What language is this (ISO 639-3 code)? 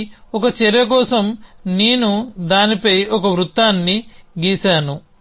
tel